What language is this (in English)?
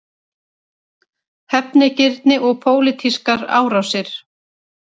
Icelandic